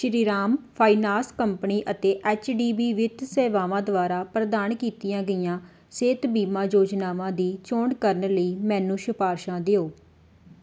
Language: Punjabi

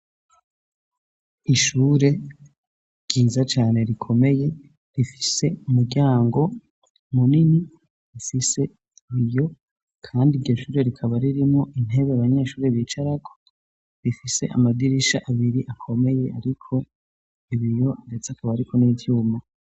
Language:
Rundi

